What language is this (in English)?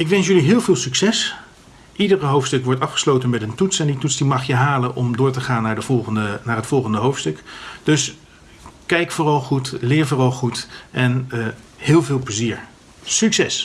Dutch